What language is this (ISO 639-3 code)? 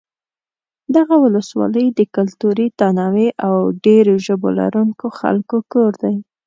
pus